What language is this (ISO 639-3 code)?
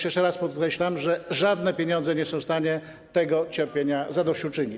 pol